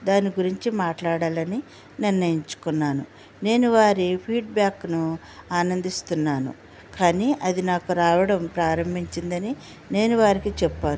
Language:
Telugu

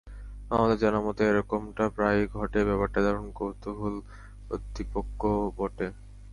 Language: Bangla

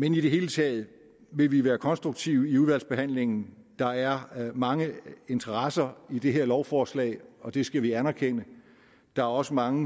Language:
Danish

